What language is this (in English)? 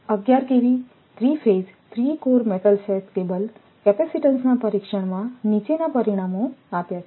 Gujarati